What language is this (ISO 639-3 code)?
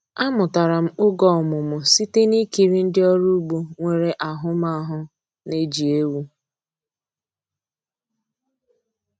ibo